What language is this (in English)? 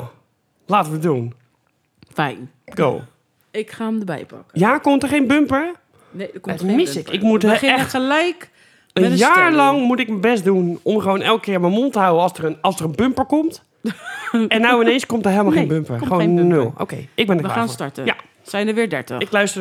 Dutch